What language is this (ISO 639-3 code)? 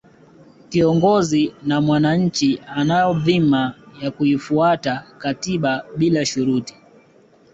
swa